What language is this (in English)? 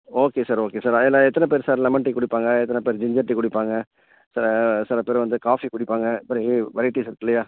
Tamil